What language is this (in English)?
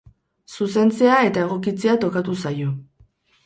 Basque